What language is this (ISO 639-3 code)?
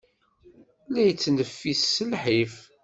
kab